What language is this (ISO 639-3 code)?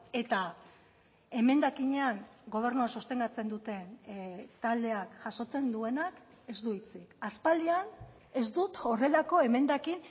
eus